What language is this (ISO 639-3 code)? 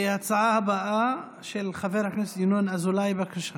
heb